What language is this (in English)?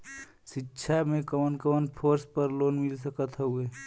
Bhojpuri